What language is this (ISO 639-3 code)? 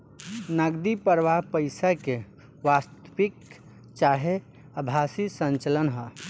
bho